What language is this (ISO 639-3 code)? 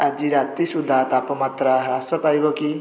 ori